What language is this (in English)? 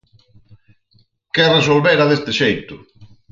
Galician